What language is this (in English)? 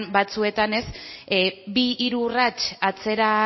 Basque